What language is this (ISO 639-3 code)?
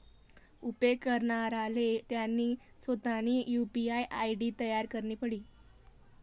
mar